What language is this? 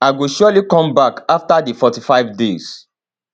Nigerian Pidgin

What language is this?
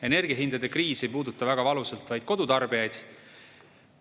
Estonian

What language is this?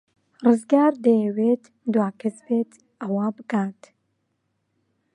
Central Kurdish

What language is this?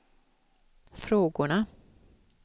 Swedish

